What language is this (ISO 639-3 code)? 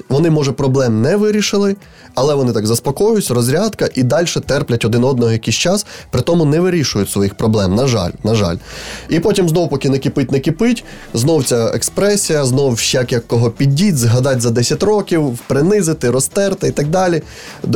ukr